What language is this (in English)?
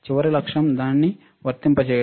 Telugu